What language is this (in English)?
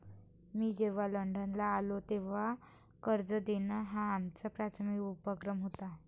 Marathi